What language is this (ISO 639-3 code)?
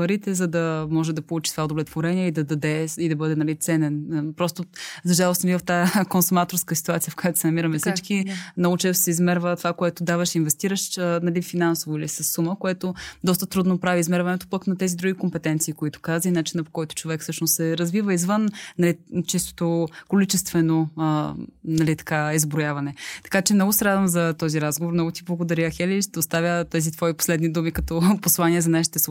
bul